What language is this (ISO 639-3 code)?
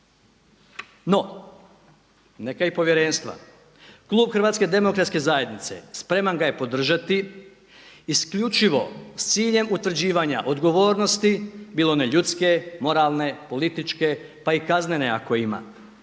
hrv